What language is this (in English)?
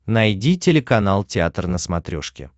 Russian